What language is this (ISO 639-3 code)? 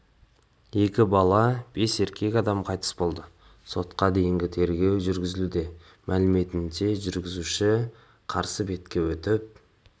kaz